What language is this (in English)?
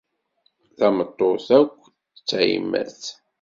Kabyle